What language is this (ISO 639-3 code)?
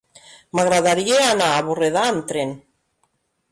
cat